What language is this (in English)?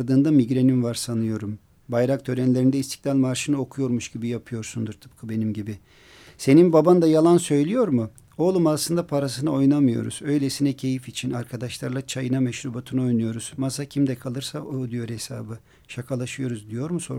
Turkish